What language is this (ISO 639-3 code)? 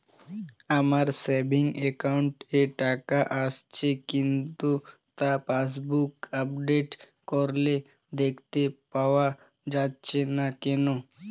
ben